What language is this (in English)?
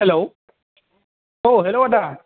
Bodo